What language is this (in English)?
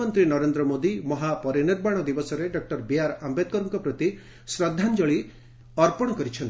Odia